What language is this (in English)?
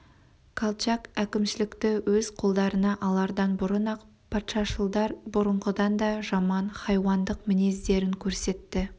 Kazakh